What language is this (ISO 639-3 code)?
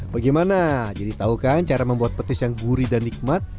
ind